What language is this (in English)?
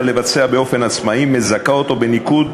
Hebrew